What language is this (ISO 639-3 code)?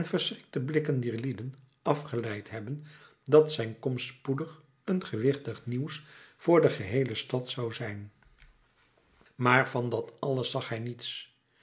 nld